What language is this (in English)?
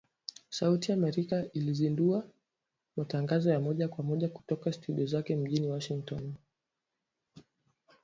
Swahili